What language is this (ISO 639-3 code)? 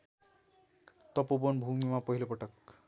nep